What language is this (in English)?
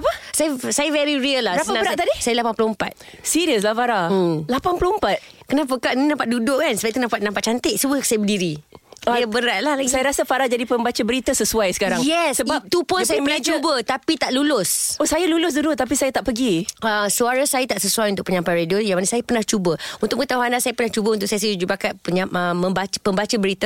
Malay